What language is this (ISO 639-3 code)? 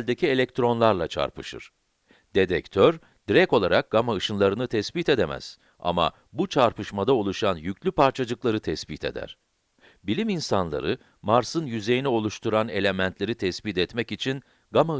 tur